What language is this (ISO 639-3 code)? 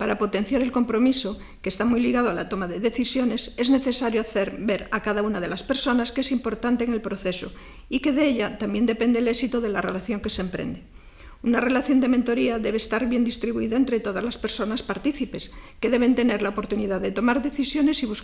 spa